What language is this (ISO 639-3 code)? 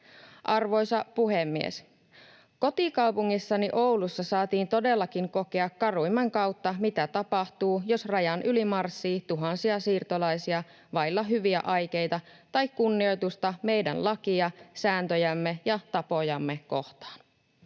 fin